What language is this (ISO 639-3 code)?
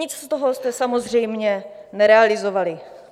ces